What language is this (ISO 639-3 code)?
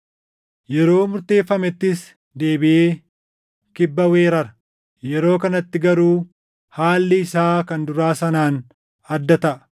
orm